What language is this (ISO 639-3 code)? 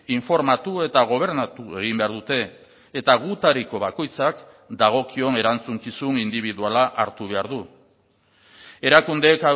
eus